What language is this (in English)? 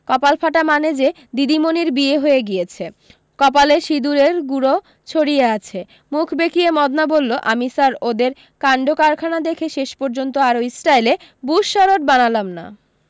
Bangla